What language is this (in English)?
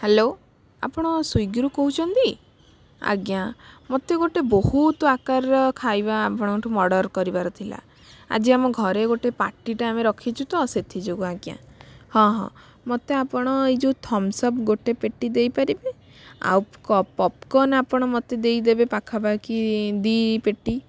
Odia